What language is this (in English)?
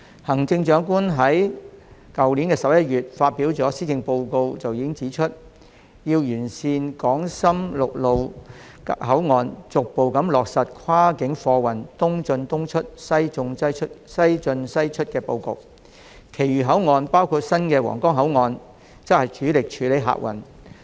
Cantonese